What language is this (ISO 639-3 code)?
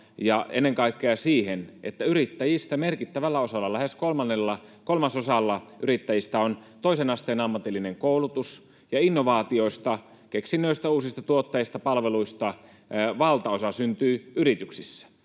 fin